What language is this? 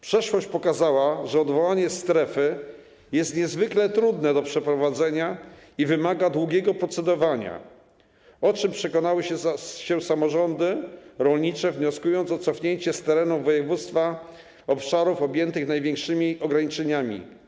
Polish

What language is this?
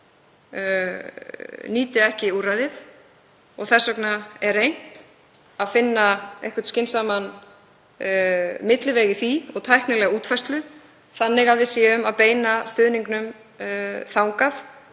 Icelandic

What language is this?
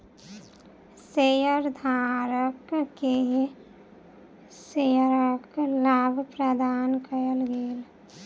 Maithili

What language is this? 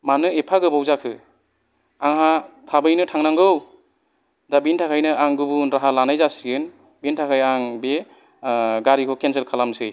Bodo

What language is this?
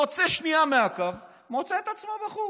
Hebrew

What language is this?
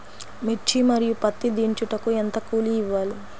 Telugu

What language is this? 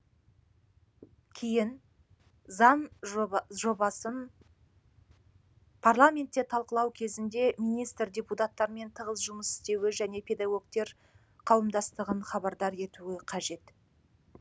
Kazakh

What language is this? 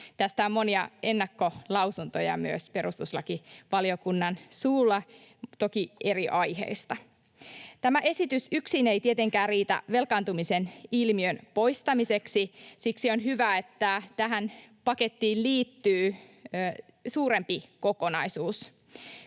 Finnish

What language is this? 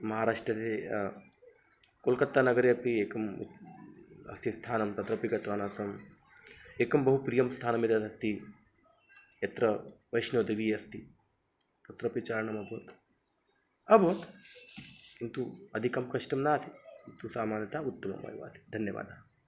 Sanskrit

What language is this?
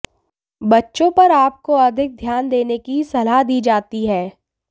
Hindi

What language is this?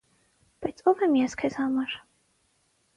Armenian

